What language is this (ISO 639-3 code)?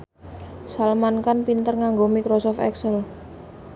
jav